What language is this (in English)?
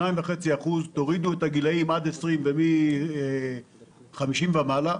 Hebrew